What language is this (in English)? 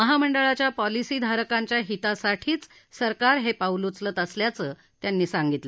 Marathi